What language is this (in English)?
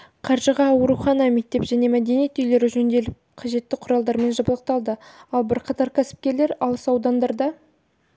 Kazakh